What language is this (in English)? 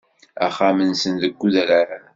Kabyle